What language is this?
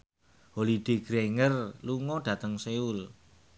Javanese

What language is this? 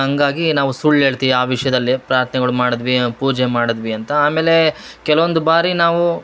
Kannada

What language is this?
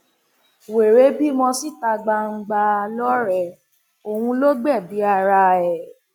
Yoruba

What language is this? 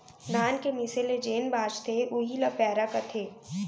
Chhattisgarhi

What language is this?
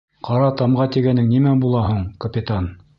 Bashkir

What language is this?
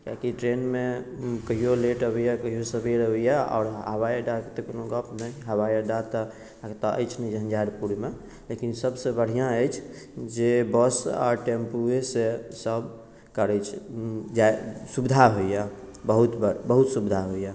Maithili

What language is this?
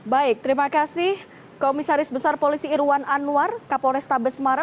Indonesian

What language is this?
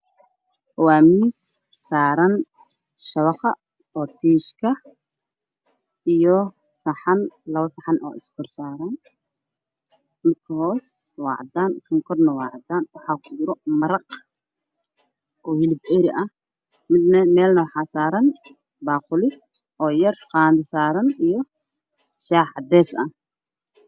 Somali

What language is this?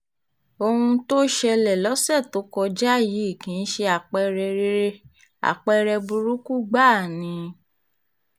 Yoruba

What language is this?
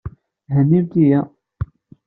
Kabyle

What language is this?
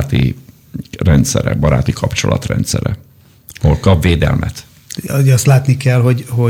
Hungarian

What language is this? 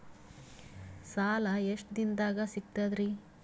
Kannada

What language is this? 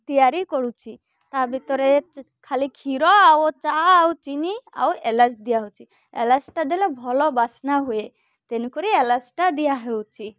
Odia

